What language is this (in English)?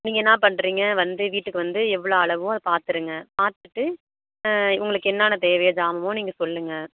Tamil